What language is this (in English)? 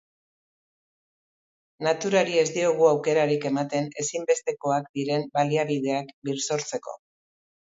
Basque